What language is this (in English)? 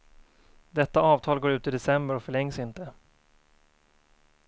Swedish